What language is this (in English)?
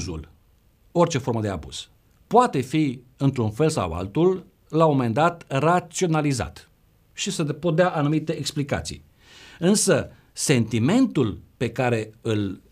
Romanian